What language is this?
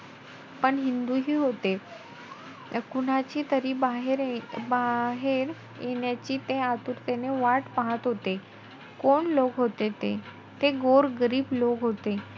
Marathi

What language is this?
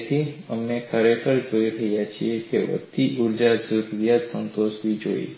Gujarati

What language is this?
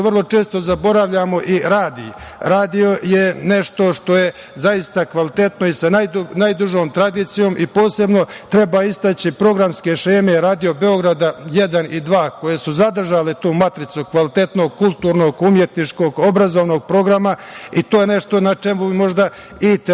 Serbian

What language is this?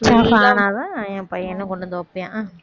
Tamil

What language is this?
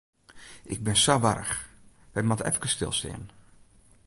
Western Frisian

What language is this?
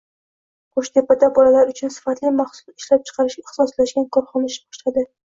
Uzbek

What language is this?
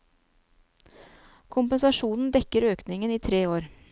Norwegian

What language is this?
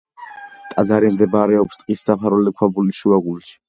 Georgian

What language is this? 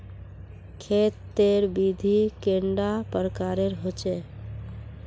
Magahi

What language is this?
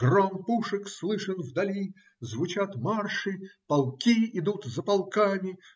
Russian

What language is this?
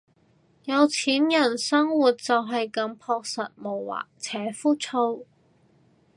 Cantonese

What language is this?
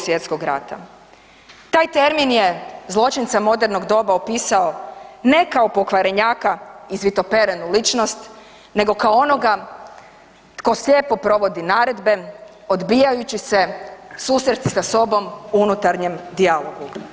Croatian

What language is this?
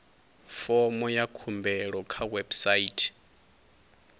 Venda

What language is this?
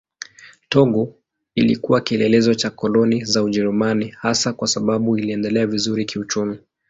Swahili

